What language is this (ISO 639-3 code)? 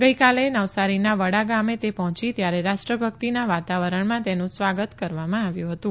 guj